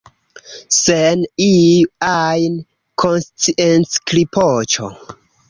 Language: Esperanto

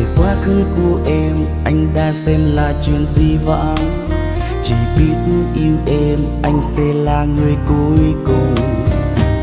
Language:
Vietnamese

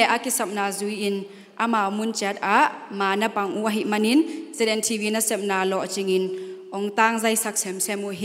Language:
Thai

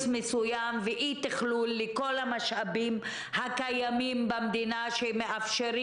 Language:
Hebrew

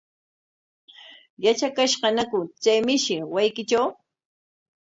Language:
Corongo Ancash Quechua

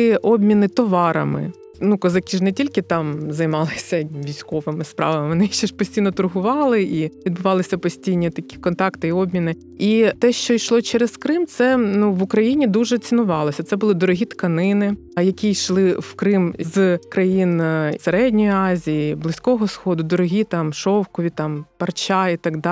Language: Ukrainian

